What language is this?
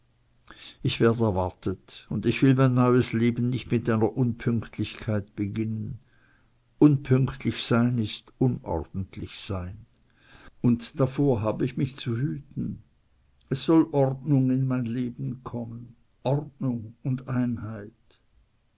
German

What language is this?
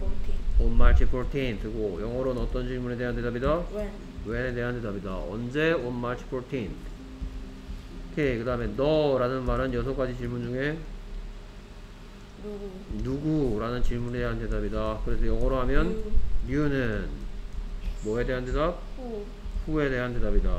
Korean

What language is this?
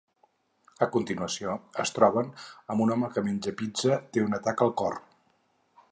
Catalan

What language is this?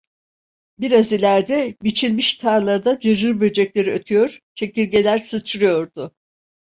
Turkish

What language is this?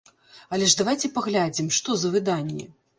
Belarusian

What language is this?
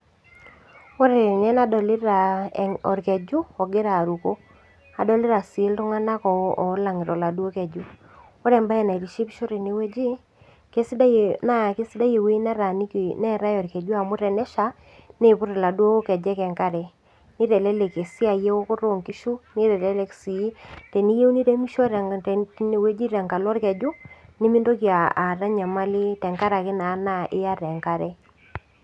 Masai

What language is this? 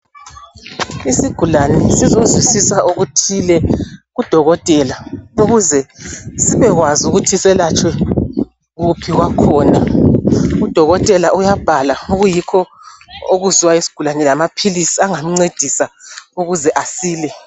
North Ndebele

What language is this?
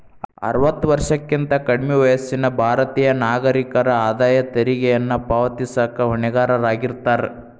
Kannada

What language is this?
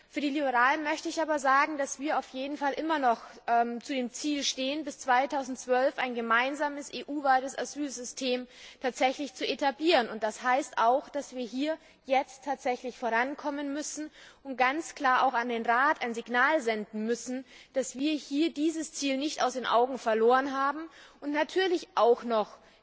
German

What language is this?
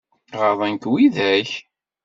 Kabyle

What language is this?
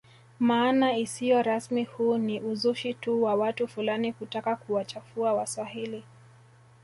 Swahili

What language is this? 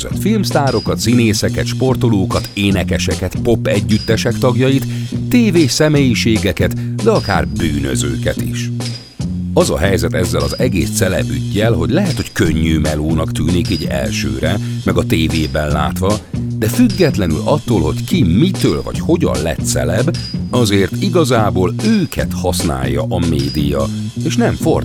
Hungarian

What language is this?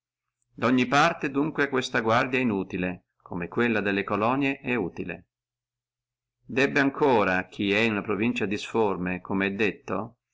Italian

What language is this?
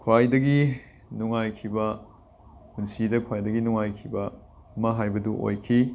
Manipuri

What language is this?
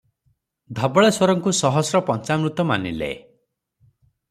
Odia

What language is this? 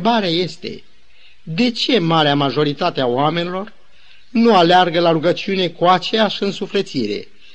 Romanian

